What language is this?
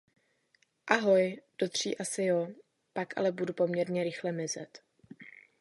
Czech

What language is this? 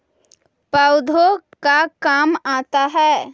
Magahi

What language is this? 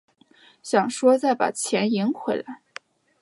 Chinese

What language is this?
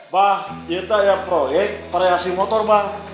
Indonesian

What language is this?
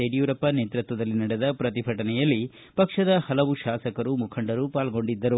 Kannada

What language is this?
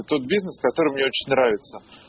Russian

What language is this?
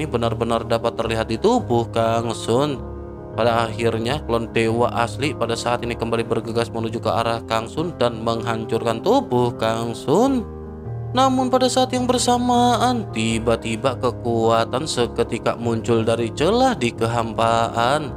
Indonesian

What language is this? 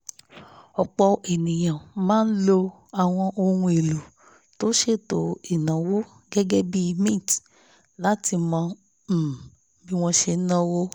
Yoruba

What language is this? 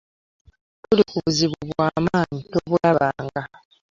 Ganda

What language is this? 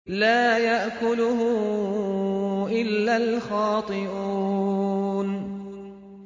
Arabic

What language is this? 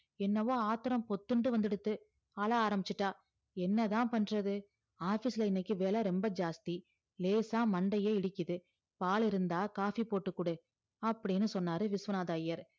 Tamil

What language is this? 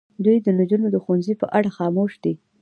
Pashto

